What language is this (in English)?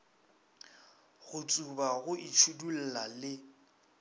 Northern Sotho